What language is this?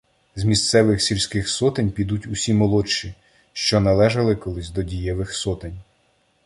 Ukrainian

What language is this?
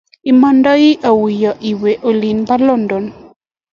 Kalenjin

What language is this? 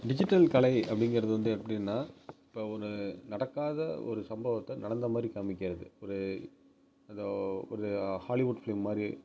Tamil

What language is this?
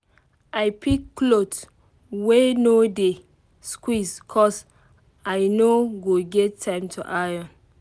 Nigerian Pidgin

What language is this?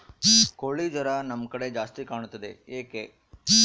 Kannada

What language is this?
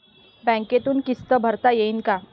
Marathi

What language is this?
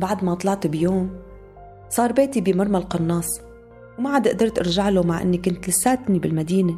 Arabic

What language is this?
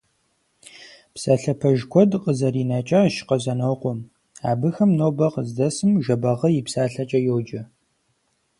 Kabardian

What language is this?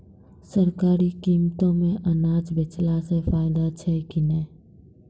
Maithili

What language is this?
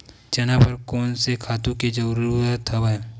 Chhattisgarhi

